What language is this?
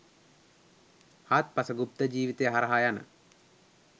Sinhala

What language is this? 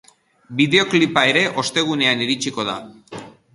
Basque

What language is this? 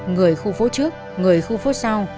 Vietnamese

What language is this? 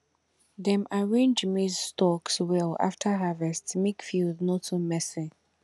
Nigerian Pidgin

